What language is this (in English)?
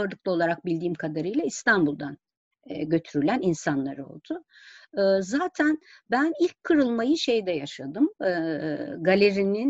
Turkish